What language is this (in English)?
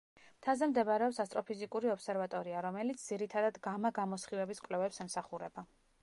Georgian